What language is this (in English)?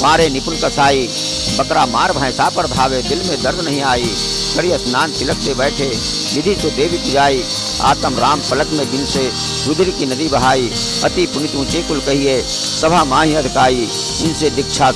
Hindi